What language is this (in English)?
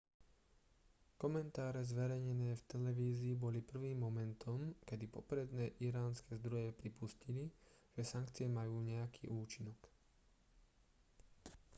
Slovak